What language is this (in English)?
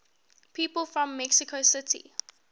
English